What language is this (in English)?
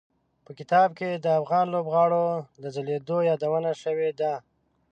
Pashto